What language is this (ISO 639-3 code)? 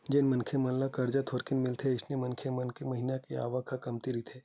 hne